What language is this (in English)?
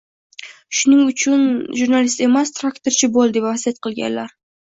Uzbek